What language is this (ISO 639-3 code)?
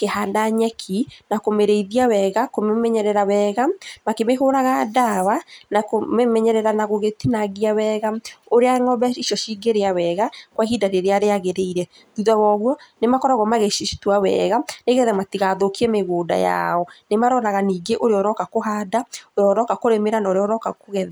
kik